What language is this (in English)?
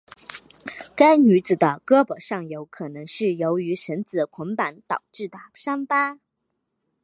Chinese